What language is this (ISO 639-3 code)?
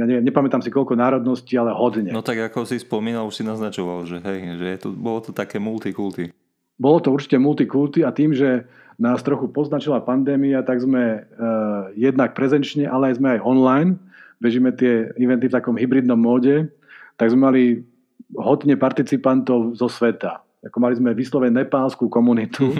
slk